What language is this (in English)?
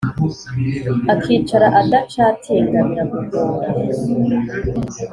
Kinyarwanda